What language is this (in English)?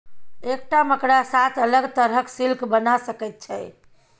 Maithili